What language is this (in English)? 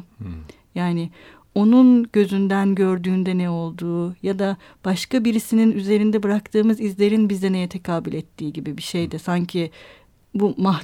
Turkish